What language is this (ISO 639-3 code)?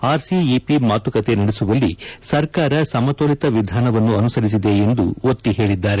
kan